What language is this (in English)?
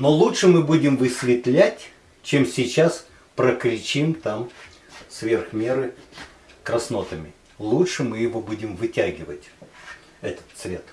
Russian